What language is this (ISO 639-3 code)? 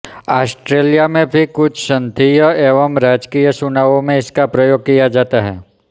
hin